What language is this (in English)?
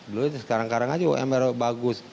Indonesian